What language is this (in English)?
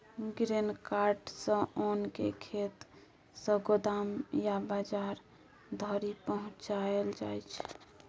Maithili